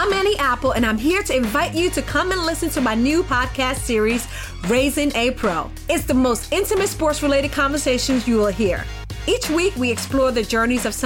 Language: Hindi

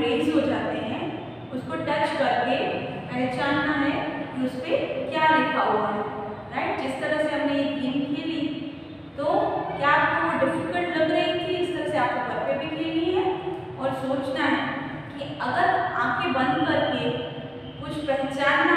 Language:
Hindi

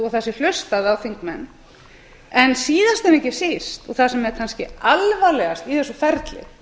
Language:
Icelandic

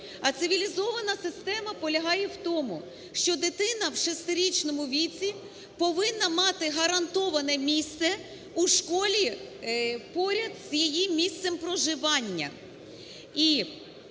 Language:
Ukrainian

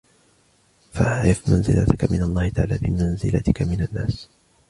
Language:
Arabic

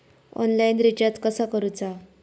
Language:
Marathi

